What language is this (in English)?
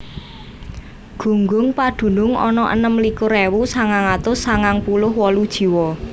Javanese